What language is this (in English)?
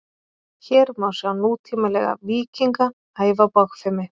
Icelandic